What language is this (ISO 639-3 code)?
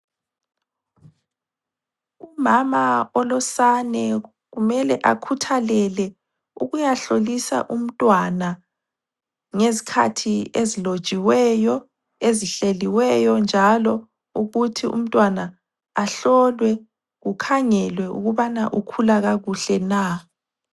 nde